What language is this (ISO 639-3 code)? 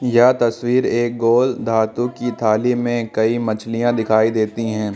hin